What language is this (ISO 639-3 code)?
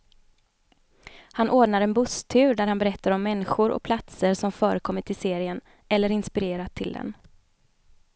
swe